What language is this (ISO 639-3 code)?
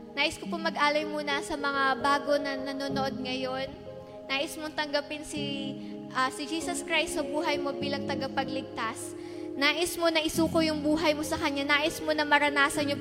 fil